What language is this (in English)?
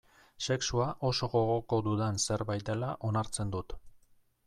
Basque